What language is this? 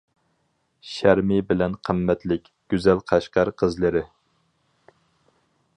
Uyghur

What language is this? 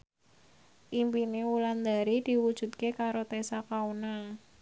Javanese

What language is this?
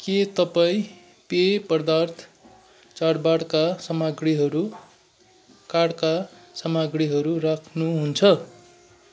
Nepali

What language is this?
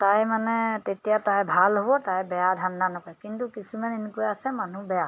Assamese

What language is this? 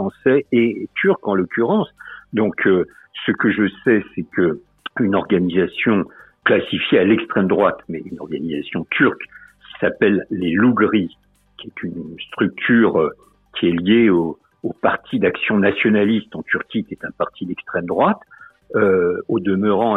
French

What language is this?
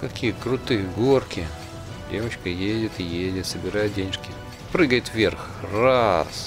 Russian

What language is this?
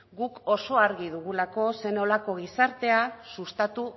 Basque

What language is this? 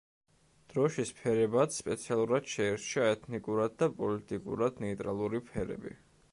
Georgian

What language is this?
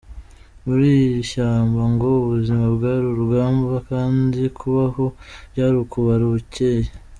Kinyarwanda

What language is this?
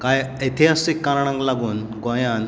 Konkani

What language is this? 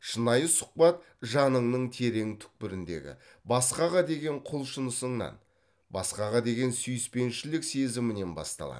Kazakh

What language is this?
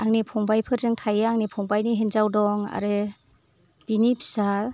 Bodo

